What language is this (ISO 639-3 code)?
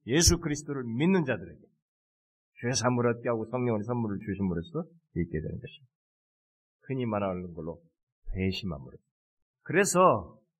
kor